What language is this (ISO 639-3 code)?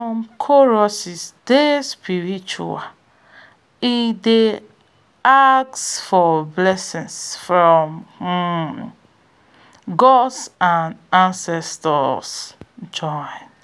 pcm